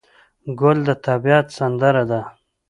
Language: Pashto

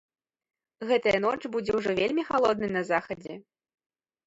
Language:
Belarusian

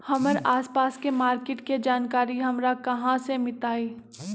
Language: Magahi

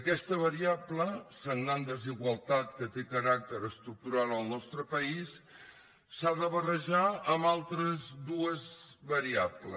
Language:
Catalan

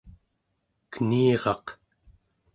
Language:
Central Yupik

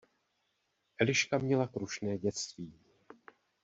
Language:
Czech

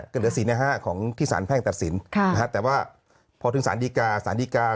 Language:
Thai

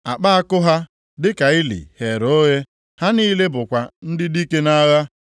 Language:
Igbo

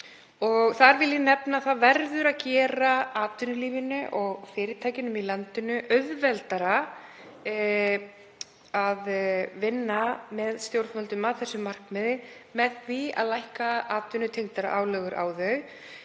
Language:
Icelandic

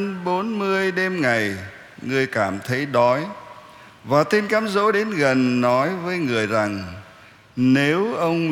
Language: Vietnamese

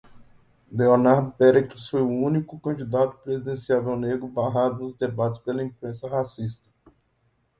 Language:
Portuguese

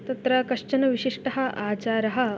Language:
Sanskrit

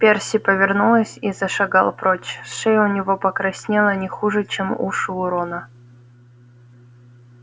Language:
Russian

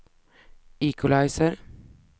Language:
Swedish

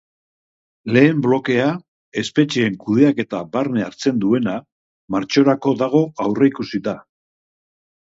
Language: Basque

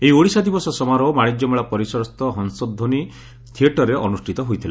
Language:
Odia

